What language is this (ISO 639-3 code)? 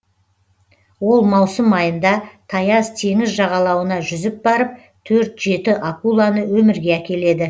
kaz